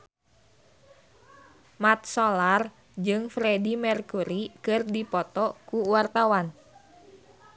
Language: Sundanese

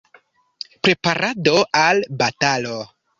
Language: Esperanto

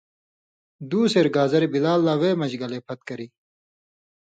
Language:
Indus Kohistani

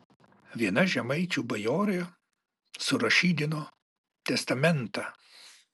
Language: Lithuanian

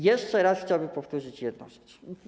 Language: Polish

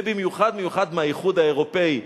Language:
Hebrew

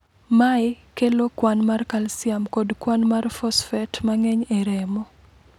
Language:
Luo (Kenya and Tanzania)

